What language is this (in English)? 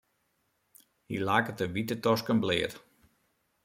Western Frisian